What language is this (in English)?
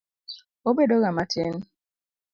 Luo (Kenya and Tanzania)